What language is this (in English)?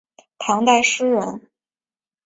Chinese